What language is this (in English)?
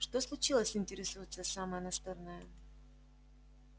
Russian